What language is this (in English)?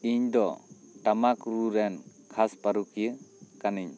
Santali